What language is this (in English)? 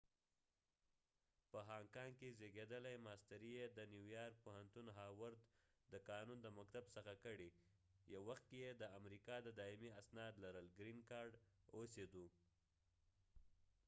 Pashto